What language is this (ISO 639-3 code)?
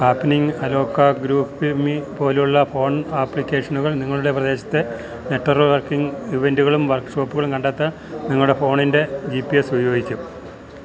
mal